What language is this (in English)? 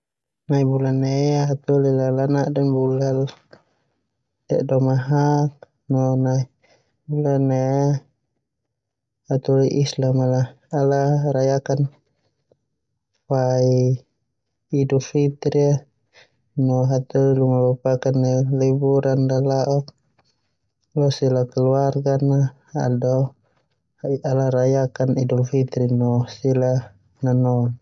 Termanu